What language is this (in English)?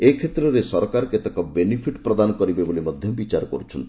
Odia